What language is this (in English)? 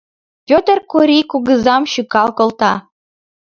Mari